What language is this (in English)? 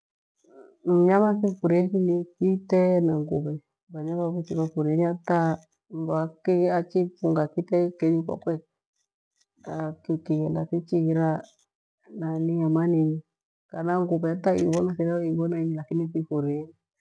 Gweno